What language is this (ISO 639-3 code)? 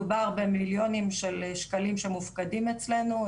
heb